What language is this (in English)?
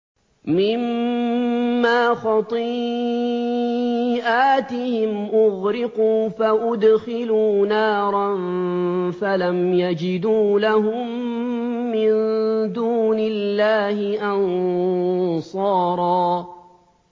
Arabic